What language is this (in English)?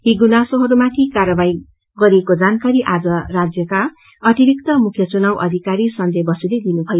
Nepali